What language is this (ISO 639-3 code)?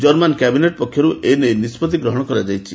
ori